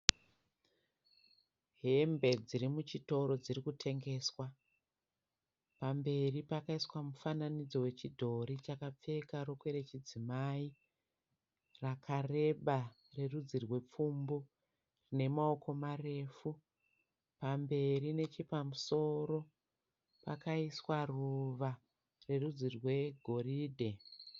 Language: Shona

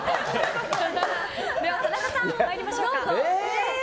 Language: Japanese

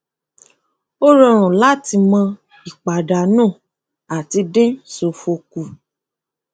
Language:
Yoruba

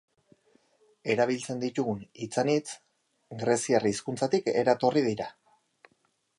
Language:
Basque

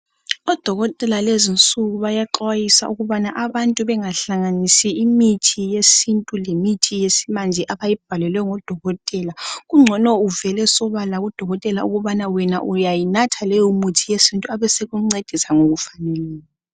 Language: North Ndebele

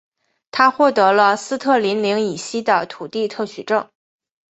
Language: Chinese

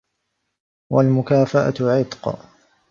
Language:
Arabic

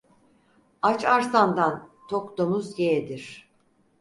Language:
Turkish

